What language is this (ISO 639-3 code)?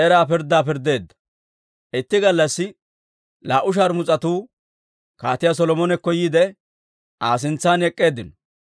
dwr